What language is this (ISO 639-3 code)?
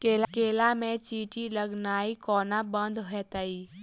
mai